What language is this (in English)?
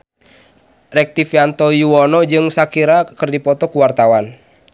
Sundanese